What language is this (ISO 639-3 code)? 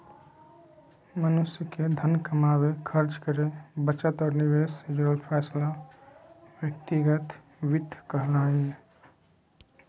mag